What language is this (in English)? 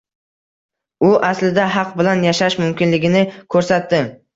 Uzbek